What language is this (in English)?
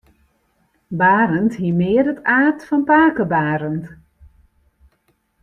Western Frisian